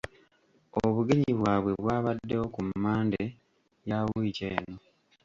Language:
Ganda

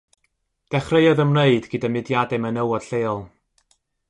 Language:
Welsh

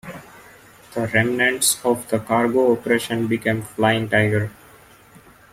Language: English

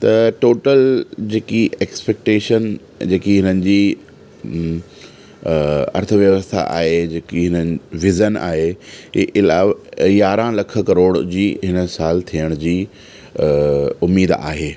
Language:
Sindhi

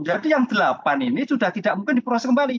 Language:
Indonesian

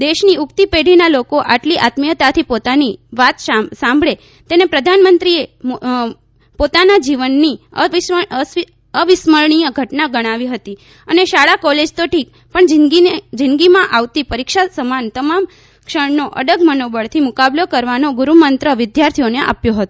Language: Gujarati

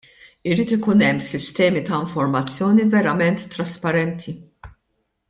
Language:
Maltese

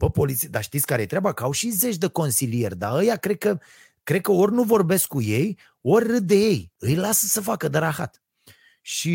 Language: Romanian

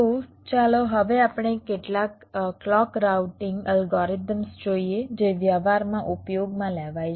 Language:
Gujarati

